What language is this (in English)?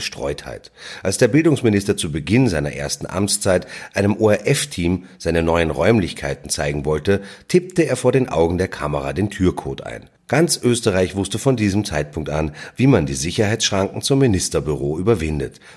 German